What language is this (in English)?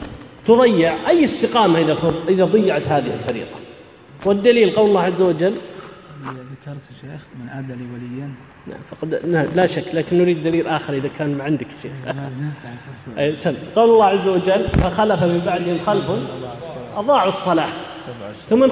Arabic